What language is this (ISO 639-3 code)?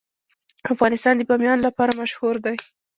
pus